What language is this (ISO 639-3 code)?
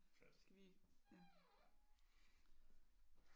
dan